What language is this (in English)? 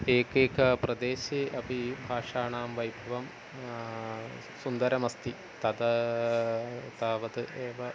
Sanskrit